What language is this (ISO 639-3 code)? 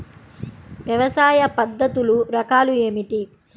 tel